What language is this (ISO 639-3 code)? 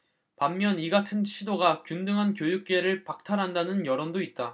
kor